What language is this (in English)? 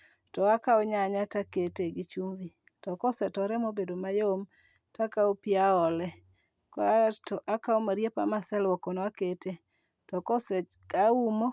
Luo (Kenya and Tanzania)